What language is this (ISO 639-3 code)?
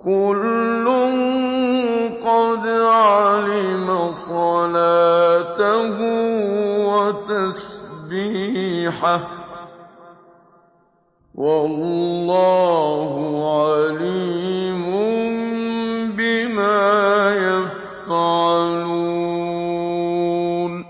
ara